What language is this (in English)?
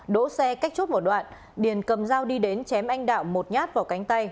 Vietnamese